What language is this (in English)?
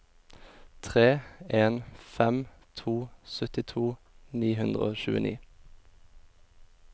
Norwegian